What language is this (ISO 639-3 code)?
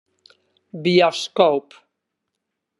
fry